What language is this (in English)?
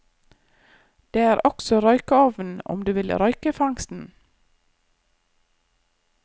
Norwegian